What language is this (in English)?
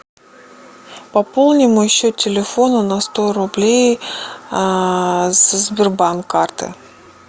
Russian